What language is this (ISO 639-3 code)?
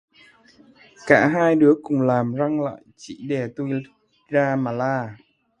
vie